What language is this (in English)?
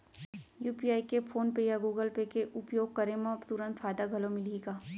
Chhattisgarhi